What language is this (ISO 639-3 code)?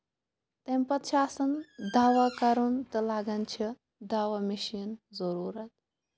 kas